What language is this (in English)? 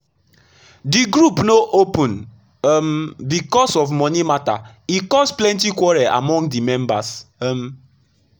Nigerian Pidgin